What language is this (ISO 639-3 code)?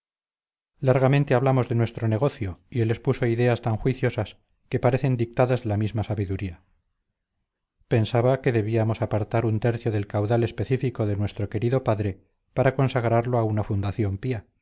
spa